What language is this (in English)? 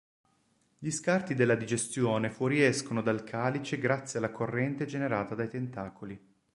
Italian